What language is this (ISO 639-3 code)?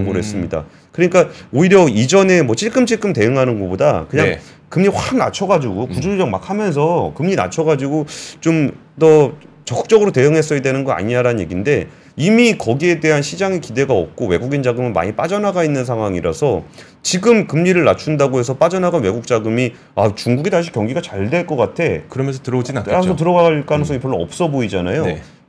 kor